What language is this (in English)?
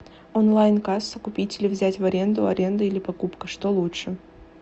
Russian